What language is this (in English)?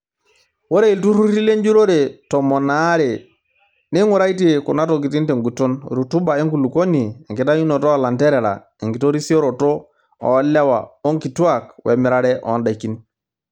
Masai